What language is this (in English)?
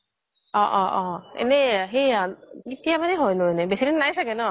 Assamese